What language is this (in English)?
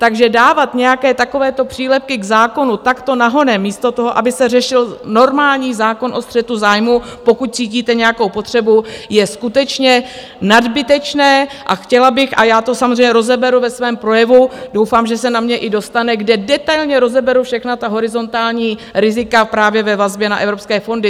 Czech